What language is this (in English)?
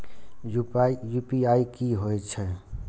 Maithili